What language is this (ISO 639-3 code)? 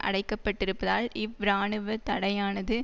tam